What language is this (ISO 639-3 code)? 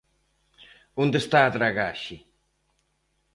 glg